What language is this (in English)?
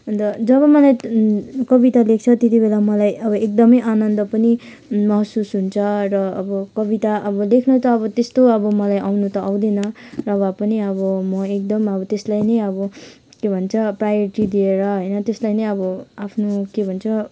Nepali